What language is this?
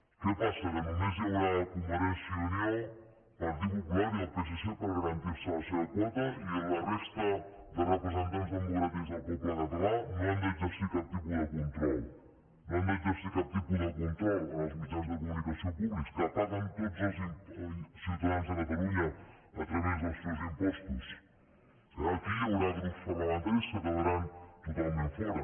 Catalan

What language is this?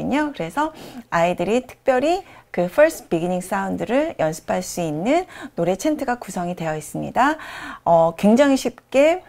Korean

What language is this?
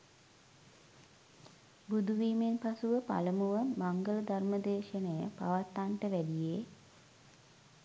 Sinhala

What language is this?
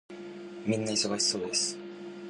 Japanese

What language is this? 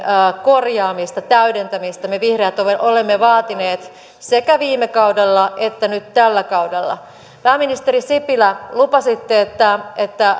Finnish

